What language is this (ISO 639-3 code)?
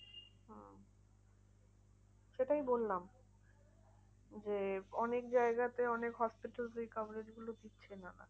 ben